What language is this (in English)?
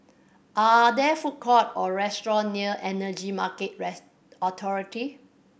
English